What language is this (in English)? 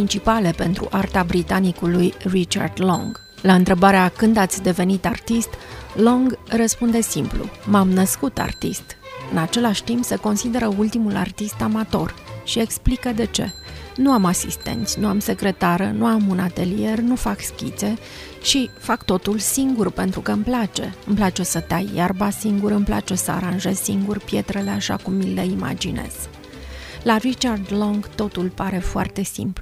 Romanian